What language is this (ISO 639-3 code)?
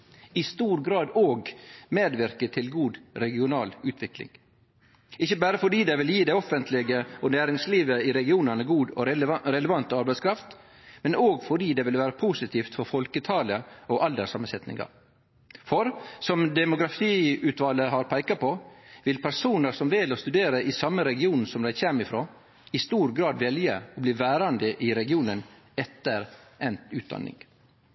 nno